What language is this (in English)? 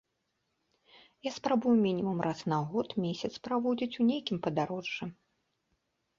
Belarusian